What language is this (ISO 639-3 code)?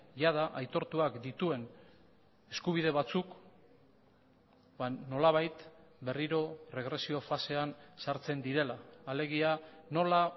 eus